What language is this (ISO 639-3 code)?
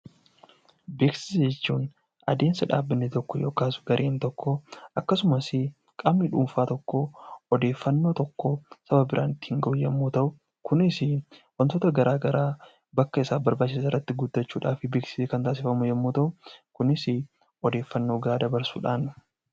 orm